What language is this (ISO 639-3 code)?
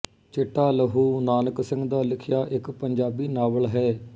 pan